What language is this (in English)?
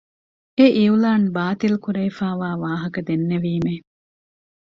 Divehi